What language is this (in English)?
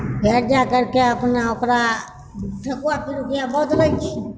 Maithili